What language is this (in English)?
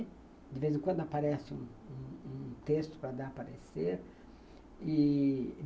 Portuguese